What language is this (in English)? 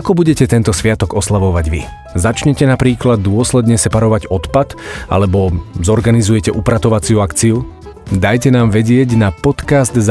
Slovak